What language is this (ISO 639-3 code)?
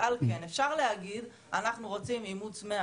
heb